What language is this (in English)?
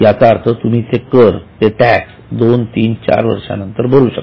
Marathi